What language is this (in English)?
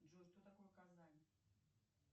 Russian